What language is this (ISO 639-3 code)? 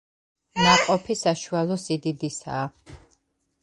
kat